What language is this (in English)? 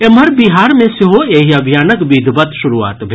Maithili